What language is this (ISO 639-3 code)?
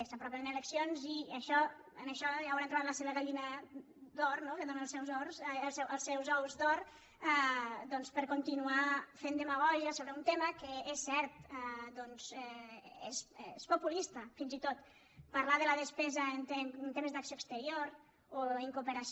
cat